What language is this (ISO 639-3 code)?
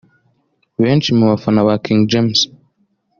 kin